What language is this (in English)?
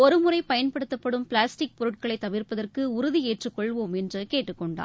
Tamil